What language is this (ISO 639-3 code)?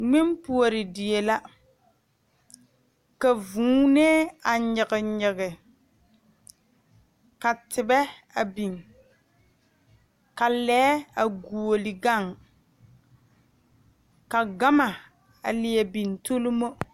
dga